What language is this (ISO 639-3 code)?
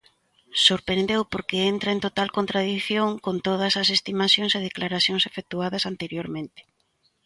glg